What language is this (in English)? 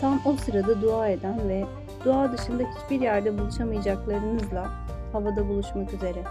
Turkish